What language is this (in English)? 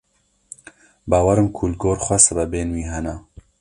Kurdish